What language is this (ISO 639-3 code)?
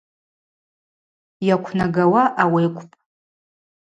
abq